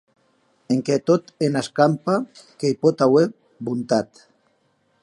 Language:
Occitan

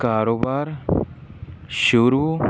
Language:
Punjabi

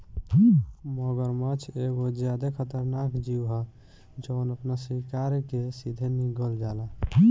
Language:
Bhojpuri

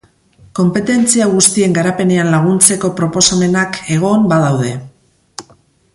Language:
Basque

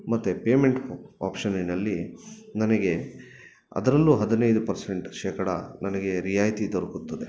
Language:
Kannada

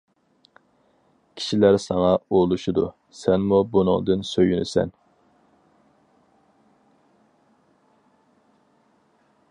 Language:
Uyghur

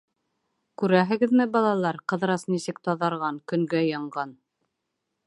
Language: Bashkir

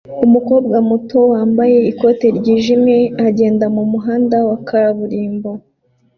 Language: Kinyarwanda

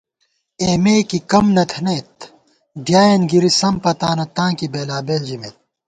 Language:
Gawar-Bati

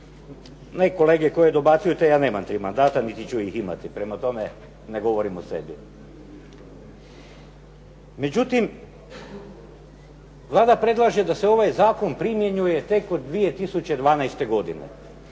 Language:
Croatian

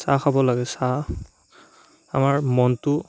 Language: Assamese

